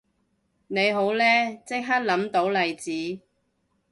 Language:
Cantonese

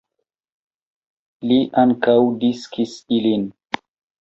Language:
Esperanto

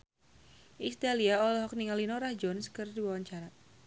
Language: Sundanese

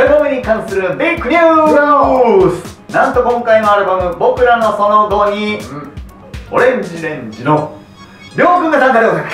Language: Japanese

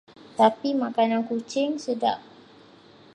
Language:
Malay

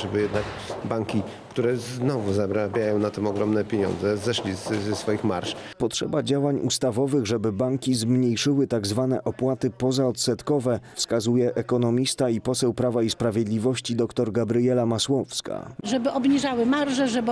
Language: Polish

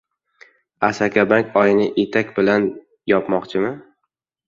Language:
Uzbek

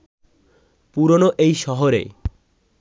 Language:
Bangla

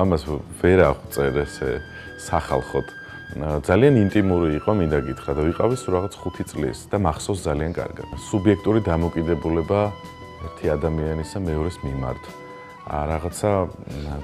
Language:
Romanian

